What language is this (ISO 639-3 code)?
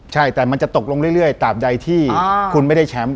tha